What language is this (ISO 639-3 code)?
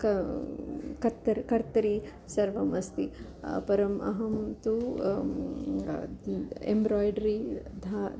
san